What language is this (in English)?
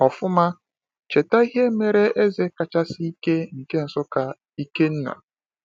Igbo